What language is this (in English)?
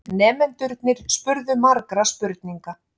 Icelandic